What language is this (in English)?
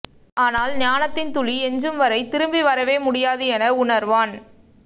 Tamil